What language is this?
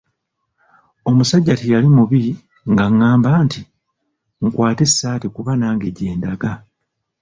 Ganda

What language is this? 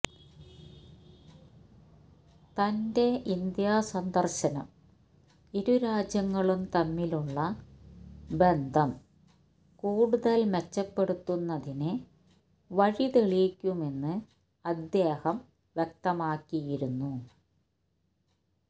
Malayalam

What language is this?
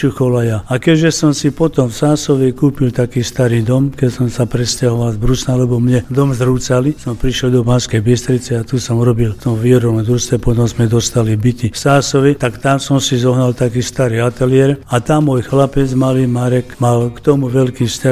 Slovak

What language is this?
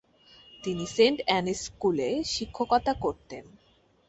Bangla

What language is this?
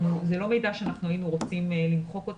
Hebrew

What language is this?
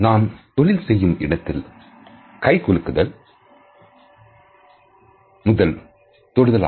Tamil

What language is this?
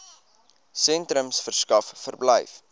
Afrikaans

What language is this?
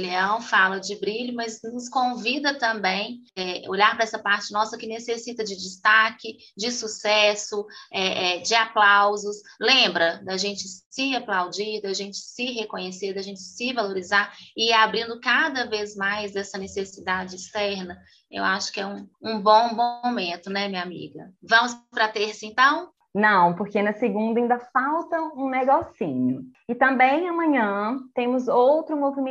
Portuguese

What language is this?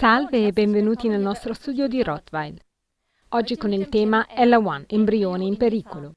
Italian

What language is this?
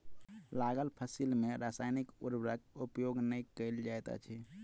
Maithili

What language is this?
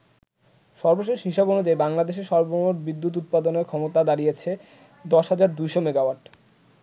Bangla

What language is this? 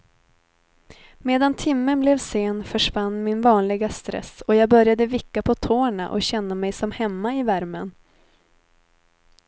Swedish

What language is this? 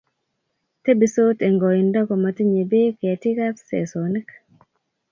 Kalenjin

